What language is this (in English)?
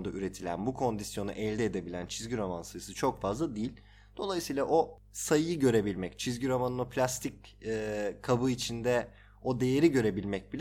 Turkish